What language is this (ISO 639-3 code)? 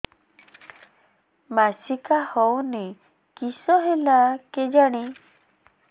ori